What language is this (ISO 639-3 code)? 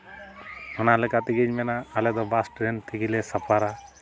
sat